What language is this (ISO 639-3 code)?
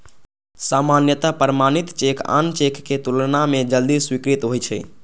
mai